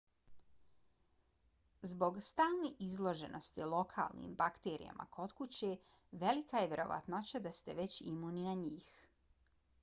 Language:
Bosnian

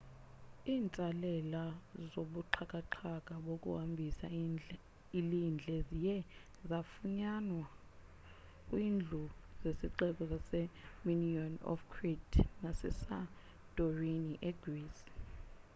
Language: Xhosa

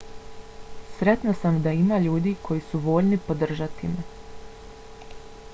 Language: Bosnian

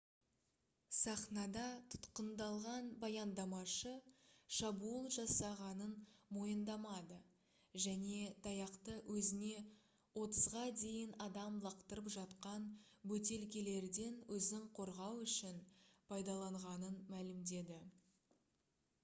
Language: Kazakh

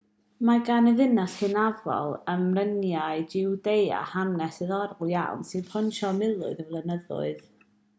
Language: Welsh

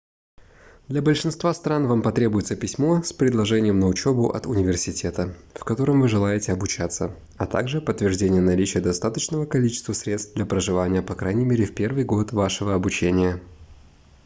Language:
Russian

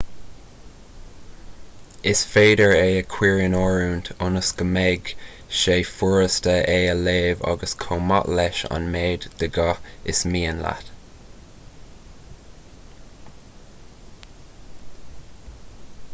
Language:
Irish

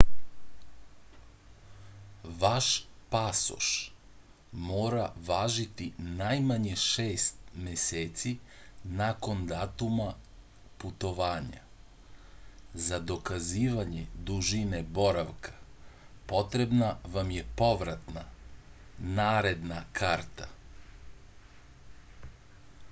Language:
Serbian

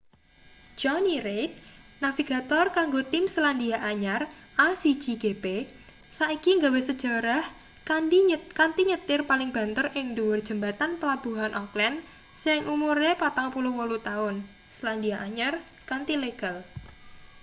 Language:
Javanese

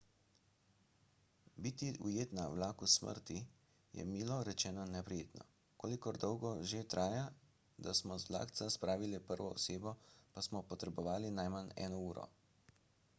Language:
Slovenian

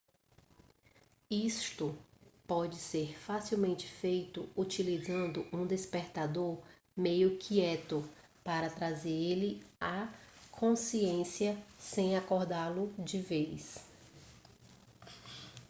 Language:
Portuguese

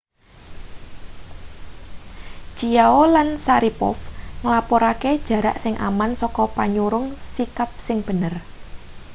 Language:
Javanese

